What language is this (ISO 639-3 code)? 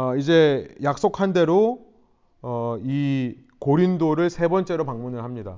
kor